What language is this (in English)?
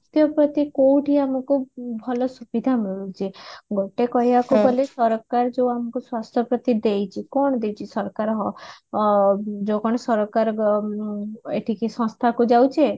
Odia